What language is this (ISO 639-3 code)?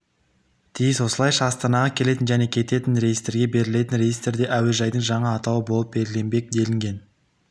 kaz